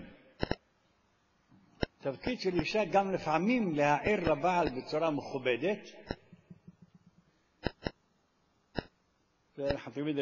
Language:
Hebrew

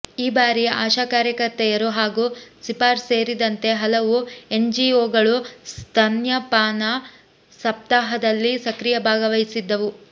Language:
Kannada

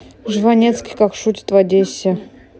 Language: Russian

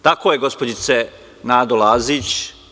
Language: Serbian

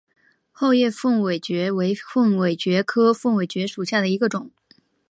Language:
Chinese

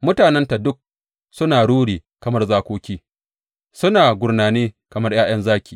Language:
Hausa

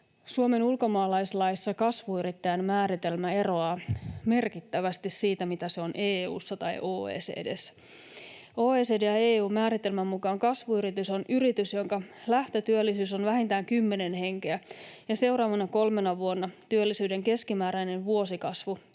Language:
Finnish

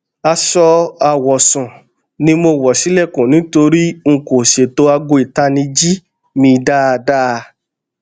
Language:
Yoruba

